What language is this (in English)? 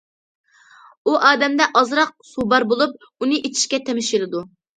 Uyghur